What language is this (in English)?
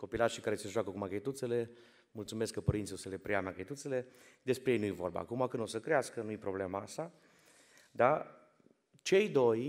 Romanian